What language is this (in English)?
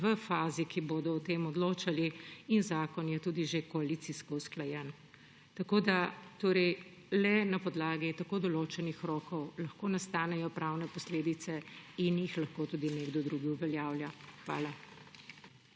Slovenian